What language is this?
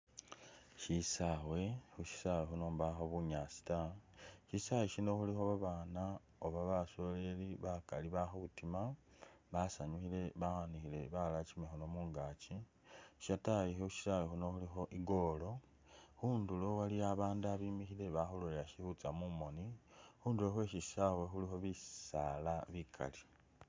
Masaaba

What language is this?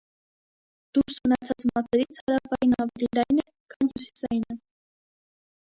Armenian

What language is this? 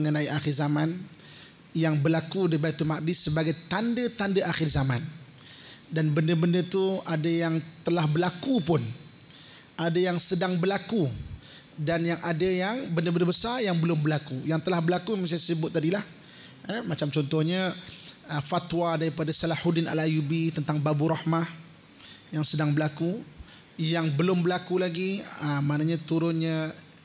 Malay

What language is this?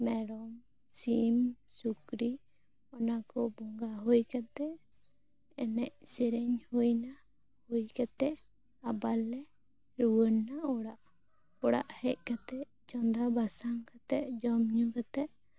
Santali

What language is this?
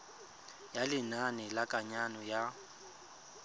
Tswana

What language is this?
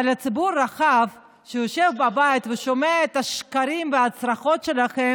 Hebrew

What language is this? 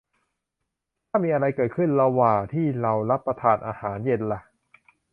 Thai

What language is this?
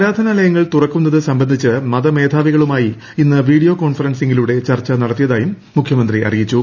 Malayalam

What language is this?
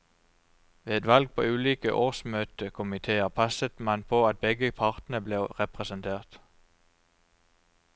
Norwegian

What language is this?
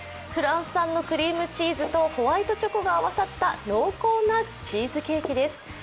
Japanese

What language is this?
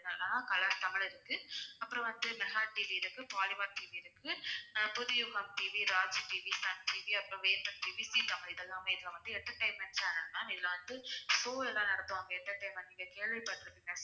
Tamil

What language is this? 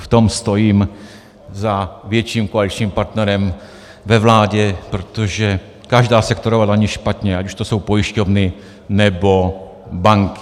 Czech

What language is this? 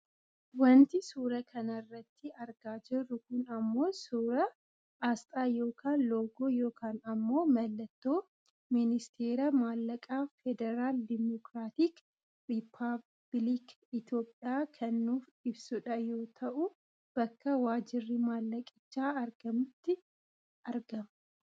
Oromo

